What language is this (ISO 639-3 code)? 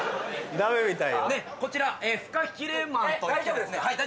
jpn